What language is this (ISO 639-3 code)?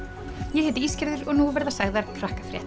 isl